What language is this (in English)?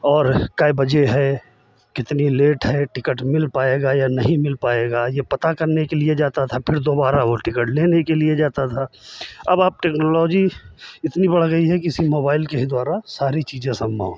Hindi